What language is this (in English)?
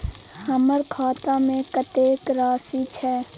Maithili